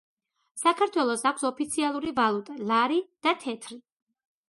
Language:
Georgian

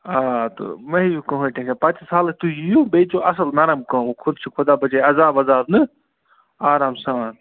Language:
Kashmiri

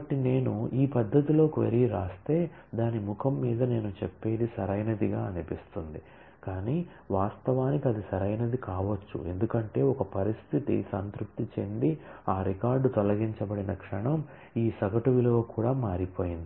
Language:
Telugu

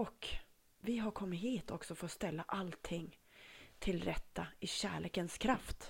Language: Swedish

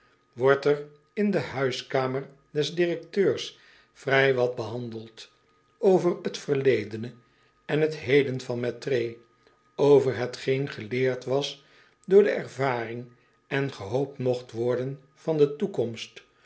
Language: Dutch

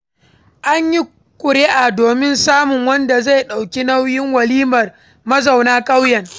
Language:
Hausa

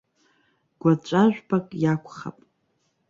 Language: Abkhazian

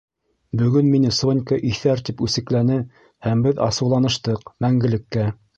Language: Bashkir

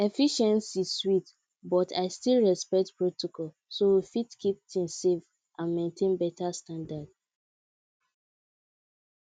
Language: Nigerian Pidgin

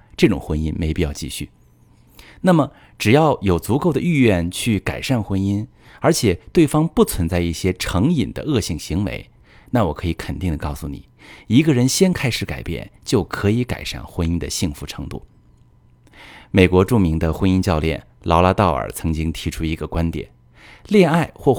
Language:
Chinese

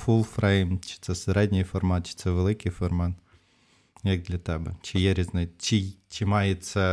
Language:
Ukrainian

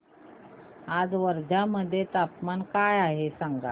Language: Marathi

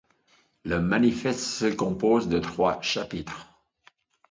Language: French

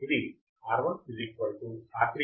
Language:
Telugu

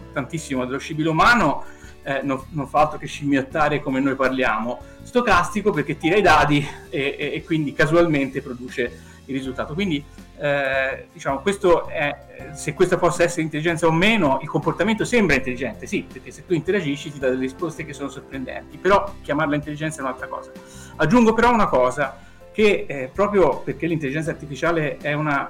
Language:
Italian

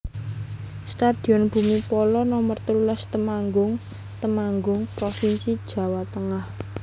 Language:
Javanese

